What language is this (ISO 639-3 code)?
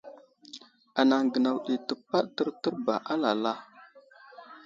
udl